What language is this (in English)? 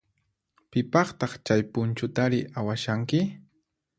Puno Quechua